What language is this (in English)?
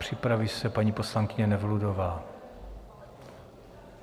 Czech